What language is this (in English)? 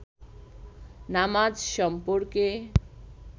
Bangla